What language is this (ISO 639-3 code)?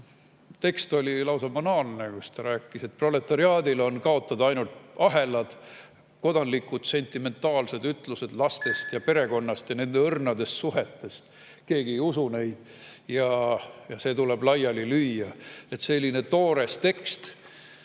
est